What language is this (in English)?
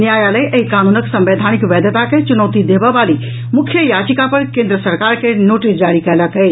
Maithili